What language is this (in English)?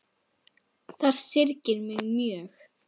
Icelandic